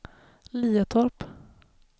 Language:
Swedish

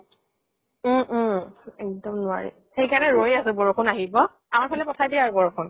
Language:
Assamese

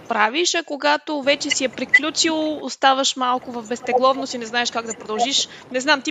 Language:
Bulgarian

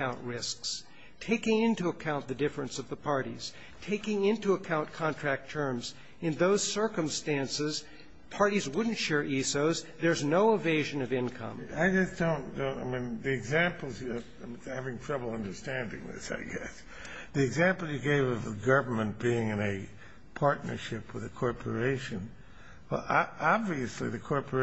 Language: English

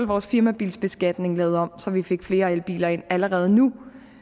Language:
Danish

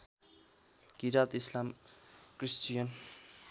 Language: Nepali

